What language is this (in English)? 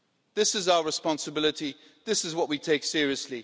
English